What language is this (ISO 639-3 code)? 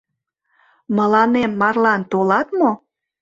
chm